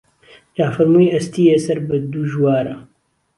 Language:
Central Kurdish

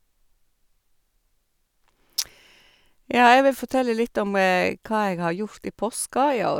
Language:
Norwegian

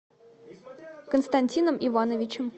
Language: Russian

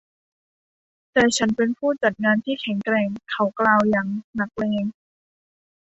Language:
Thai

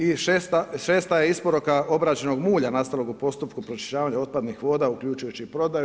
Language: Croatian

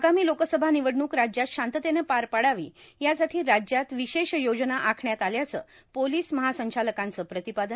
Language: Marathi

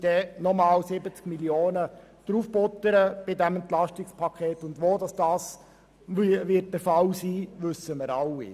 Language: Swiss German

